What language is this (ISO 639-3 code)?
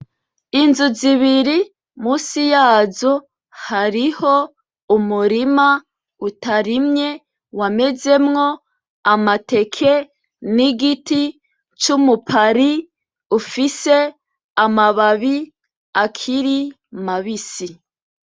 run